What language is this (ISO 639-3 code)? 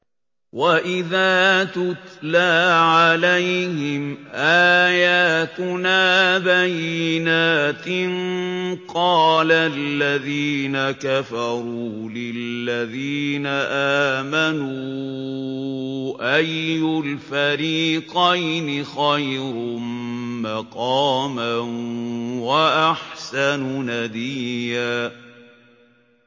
ara